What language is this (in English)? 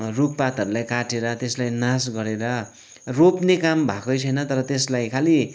Nepali